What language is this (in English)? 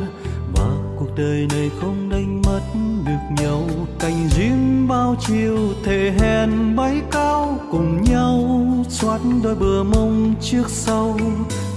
Vietnamese